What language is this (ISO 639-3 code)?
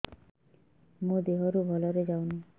ori